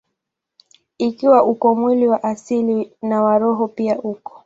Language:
Swahili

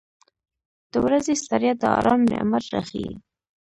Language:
Pashto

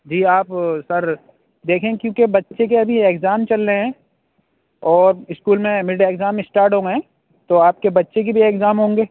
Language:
Urdu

